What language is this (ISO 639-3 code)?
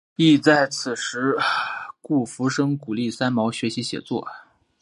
zho